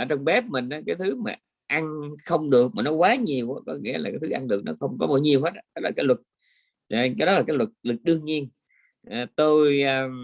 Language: Vietnamese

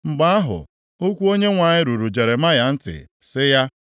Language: Igbo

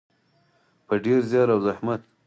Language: Pashto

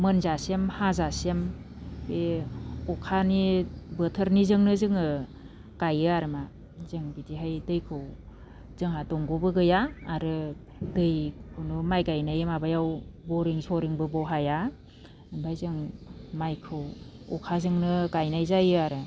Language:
Bodo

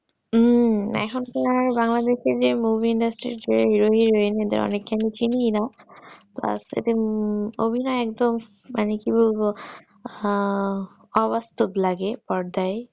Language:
Bangla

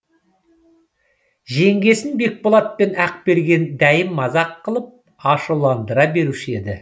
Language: Kazakh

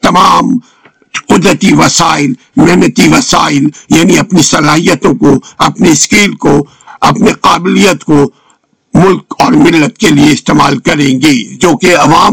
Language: Urdu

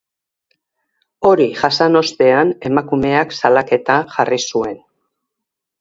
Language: Basque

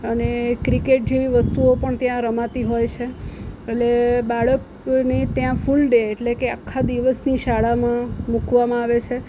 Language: Gujarati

